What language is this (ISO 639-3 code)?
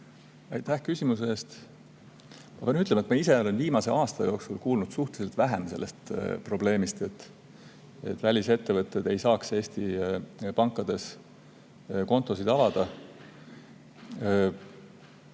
est